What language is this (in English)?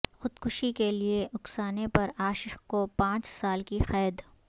Urdu